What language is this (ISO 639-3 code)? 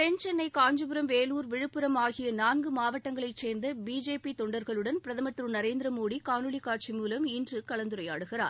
tam